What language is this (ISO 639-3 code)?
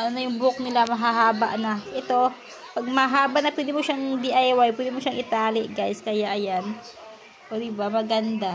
fil